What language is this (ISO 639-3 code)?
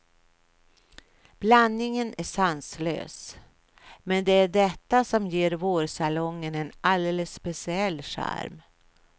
swe